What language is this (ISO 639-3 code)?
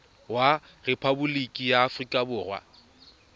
tsn